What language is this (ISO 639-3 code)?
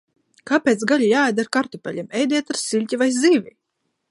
lav